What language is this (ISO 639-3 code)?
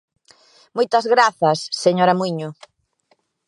glg